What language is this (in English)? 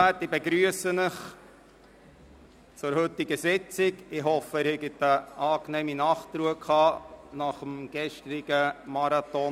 Swiss German